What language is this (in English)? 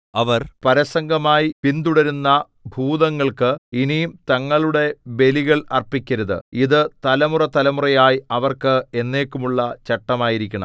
Malayalam